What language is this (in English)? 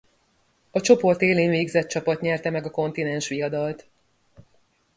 Hungarian